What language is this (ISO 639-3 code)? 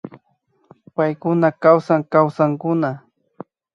qvi